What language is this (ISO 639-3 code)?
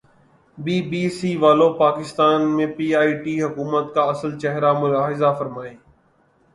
urd